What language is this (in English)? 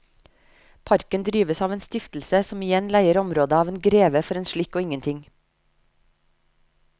Norwegian